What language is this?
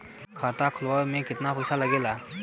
Bhojpuri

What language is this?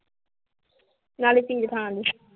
Punjabi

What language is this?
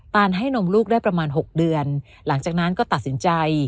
Thai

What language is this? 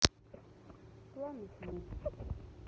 Russian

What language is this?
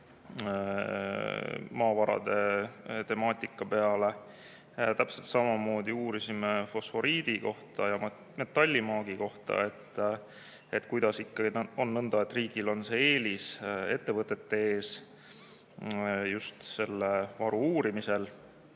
Estonian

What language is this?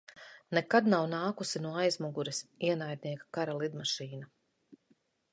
Latvian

